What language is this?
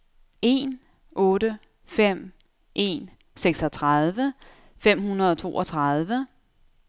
Danish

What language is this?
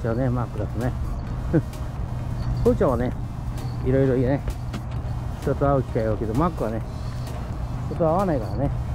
Japanese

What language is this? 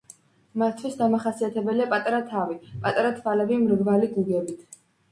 Georgian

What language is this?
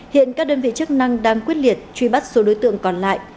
Vietnamese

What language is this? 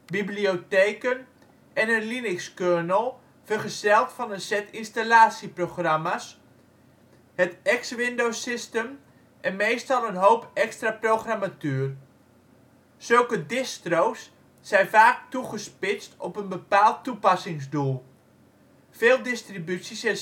Dutch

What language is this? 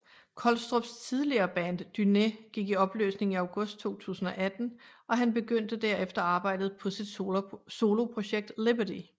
Danish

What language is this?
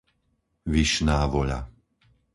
Slovak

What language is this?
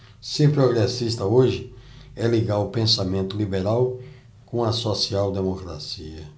Portuguese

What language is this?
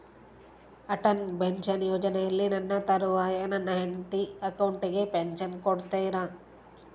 Kannada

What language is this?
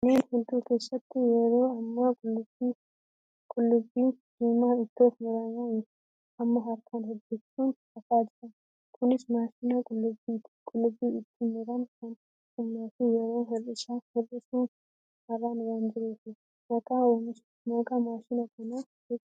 Oromo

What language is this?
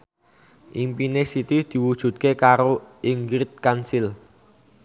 Javanese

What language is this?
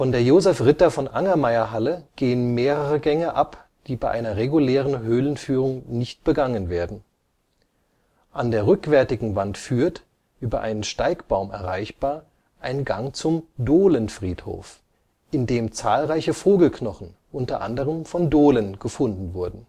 German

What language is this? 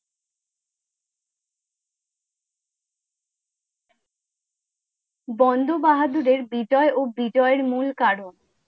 Bangla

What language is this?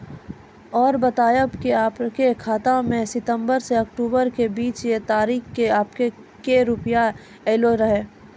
Maithili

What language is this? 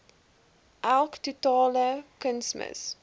Afrikaans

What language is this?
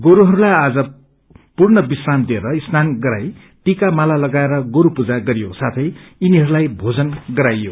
Nepali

